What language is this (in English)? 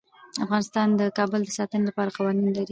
Pashto